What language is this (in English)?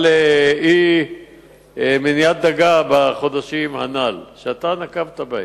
Hebrew